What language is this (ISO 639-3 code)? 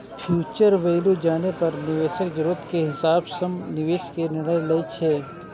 mai